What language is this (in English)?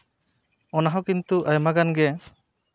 Santali